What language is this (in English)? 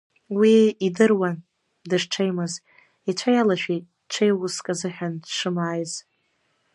Abkhazian